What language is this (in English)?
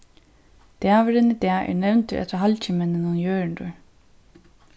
Faroese